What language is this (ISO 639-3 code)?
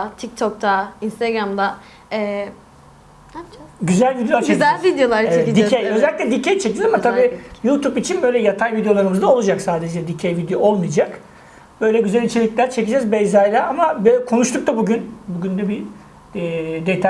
tur